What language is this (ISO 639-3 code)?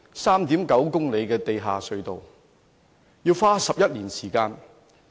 yue